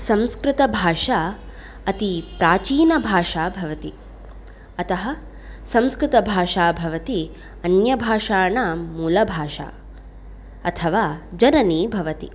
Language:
Sanskrit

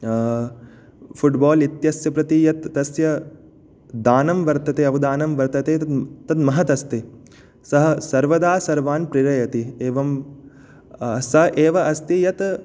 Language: Sanskrit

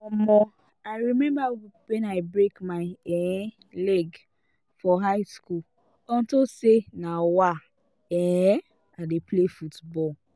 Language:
Nigerian Pidgin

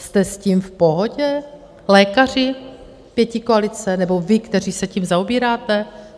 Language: Czech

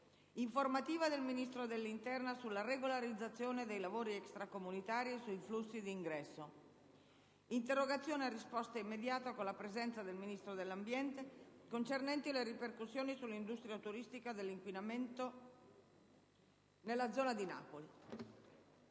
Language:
Italian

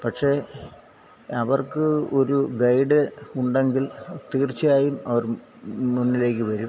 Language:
Malayalam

